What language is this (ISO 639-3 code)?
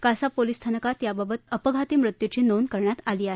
mar